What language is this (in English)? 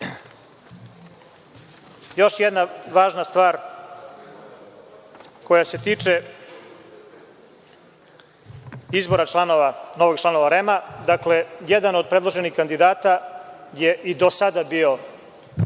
Serbian